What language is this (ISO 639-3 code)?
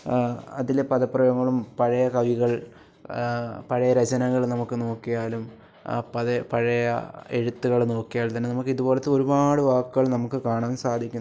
mal